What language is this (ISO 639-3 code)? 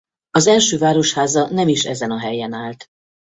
hun